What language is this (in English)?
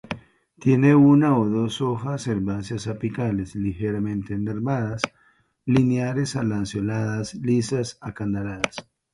Spanish